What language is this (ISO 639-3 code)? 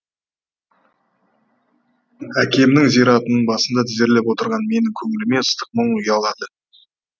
kaz